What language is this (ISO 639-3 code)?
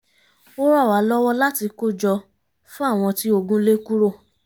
yor